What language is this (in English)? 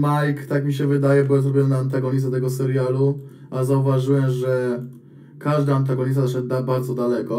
Polish